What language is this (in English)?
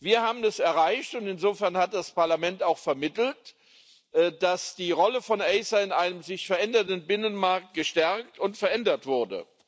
German